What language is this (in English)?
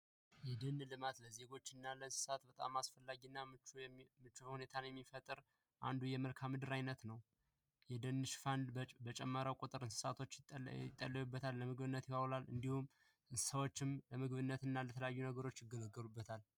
Amharic